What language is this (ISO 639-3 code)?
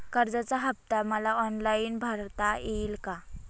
mar